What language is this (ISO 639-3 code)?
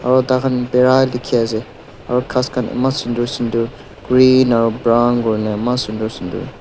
nag